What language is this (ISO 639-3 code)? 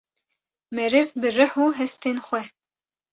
kur